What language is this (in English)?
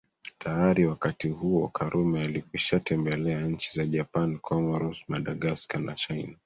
Swahili